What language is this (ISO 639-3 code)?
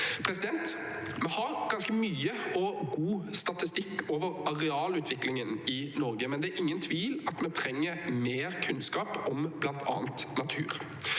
nor